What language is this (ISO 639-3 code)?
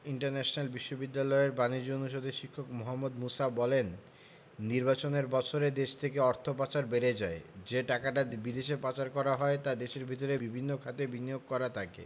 ben